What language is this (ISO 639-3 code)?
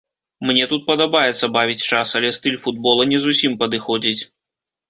bel